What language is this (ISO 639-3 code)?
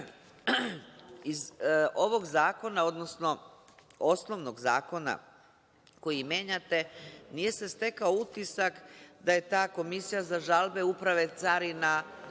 srp